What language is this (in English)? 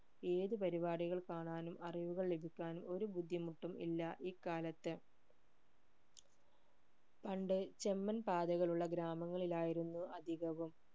Malayalam